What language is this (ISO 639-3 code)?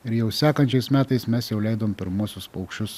lit